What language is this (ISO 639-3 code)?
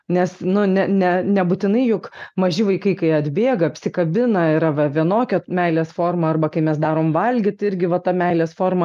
lit